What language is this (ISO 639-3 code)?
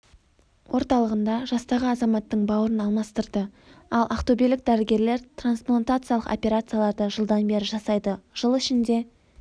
kaz